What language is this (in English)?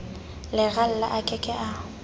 Southern Sotho